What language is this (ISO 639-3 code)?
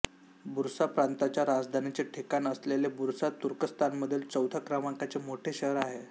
mar